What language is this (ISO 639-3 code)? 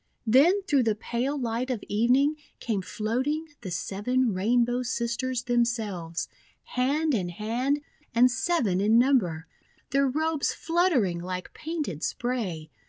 eng